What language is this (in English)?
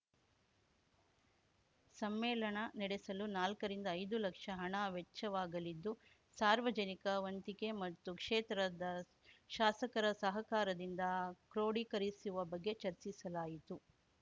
Kannada